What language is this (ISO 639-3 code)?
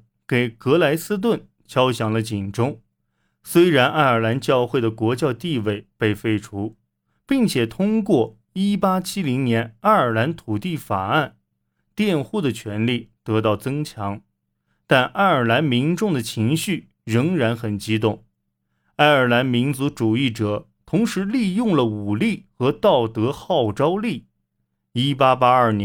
zho